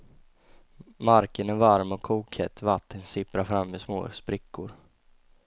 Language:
Swedish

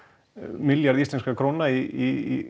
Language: Icelandic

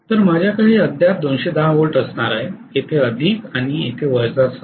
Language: Marathi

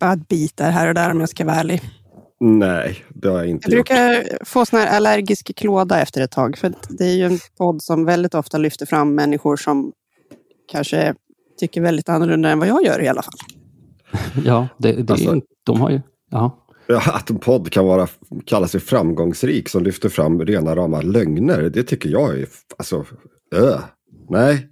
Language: Swedish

